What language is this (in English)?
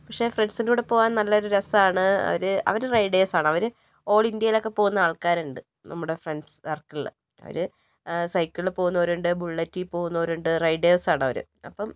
Malayalam